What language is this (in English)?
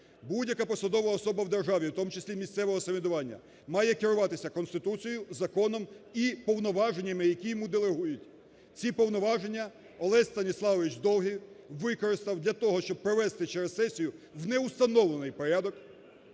Ukrainian